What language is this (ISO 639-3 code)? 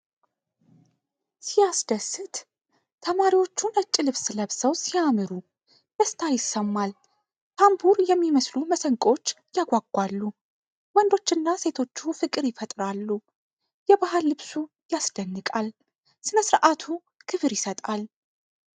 amh